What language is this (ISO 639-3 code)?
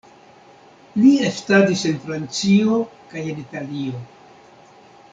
epo